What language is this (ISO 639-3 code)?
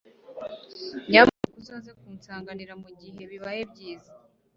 kin